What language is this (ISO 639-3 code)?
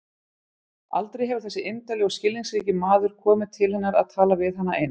isl